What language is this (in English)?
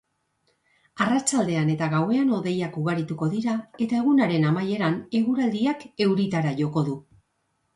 Basque